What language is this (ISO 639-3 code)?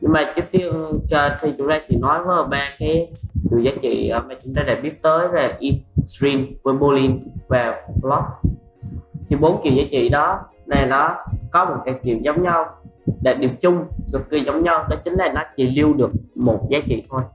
vie